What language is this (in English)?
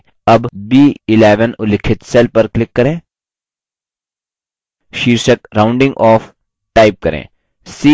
Hindi